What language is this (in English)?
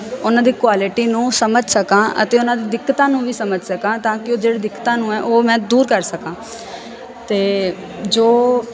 Punjabi